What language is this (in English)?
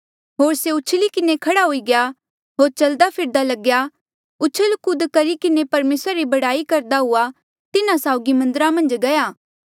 Mandeali